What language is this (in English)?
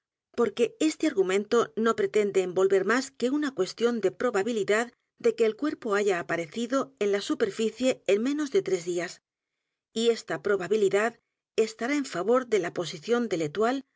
Spanish